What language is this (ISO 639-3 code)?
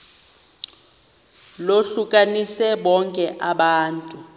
xho